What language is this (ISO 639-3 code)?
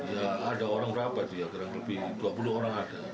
ind